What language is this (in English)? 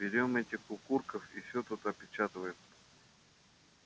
Russian